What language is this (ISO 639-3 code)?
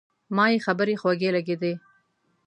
pus